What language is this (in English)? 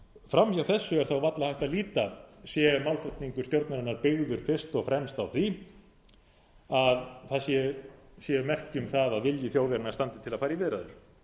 Icelandic